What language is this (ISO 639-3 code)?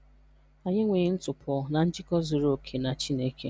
ibo